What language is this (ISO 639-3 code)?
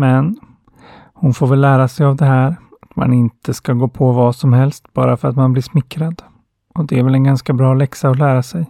swe